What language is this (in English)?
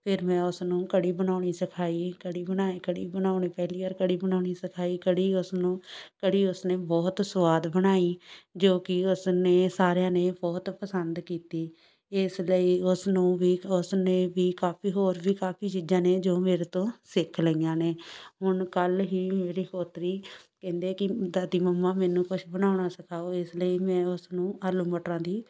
Punjabi